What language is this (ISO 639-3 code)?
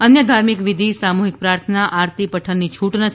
guj